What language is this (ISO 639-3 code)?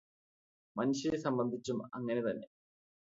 mal